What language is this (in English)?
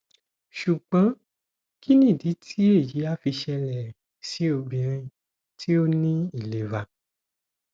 Yoruba